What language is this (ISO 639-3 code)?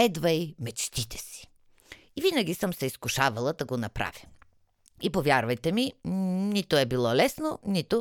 bul